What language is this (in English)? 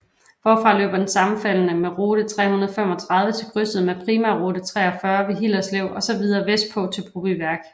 Danish